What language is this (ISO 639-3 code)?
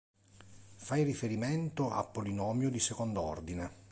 ita